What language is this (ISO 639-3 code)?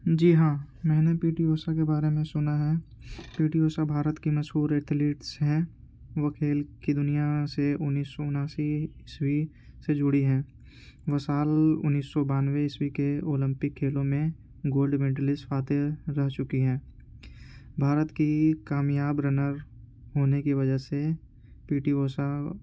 urd